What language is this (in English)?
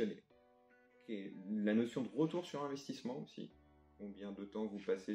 French